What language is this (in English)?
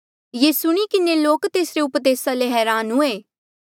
Mandeali